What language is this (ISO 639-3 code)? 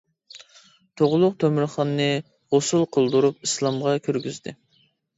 uig